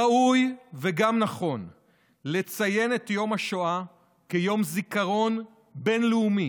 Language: Hebrew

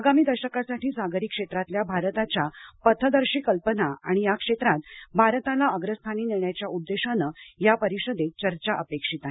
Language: Marathi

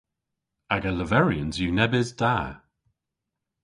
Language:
Cornish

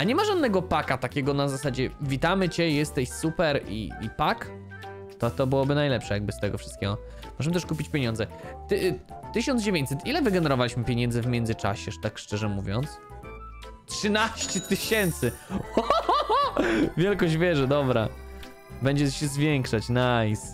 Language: Polish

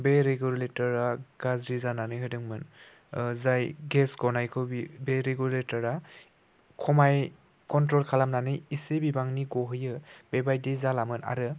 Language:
Bodo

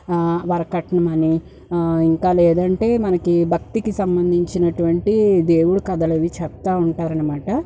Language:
Telugu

